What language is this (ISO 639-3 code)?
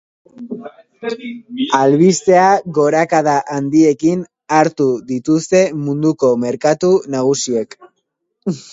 eus